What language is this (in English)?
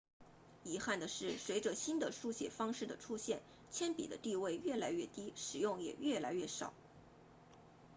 Chinese